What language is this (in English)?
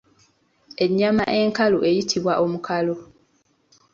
Ganda